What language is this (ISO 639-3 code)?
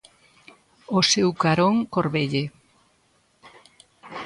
glg